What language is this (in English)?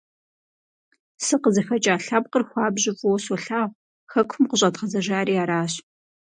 Kabardian